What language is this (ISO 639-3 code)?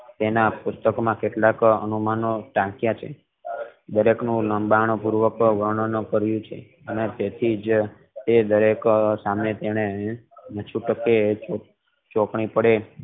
guj